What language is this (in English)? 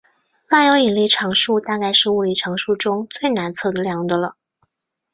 Chinese